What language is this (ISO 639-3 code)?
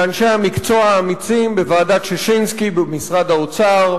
heb